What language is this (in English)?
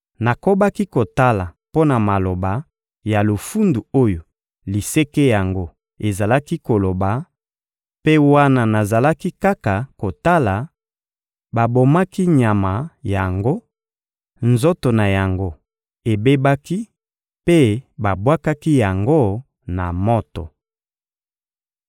Lingala